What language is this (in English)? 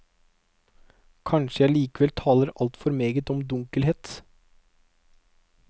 Norwegian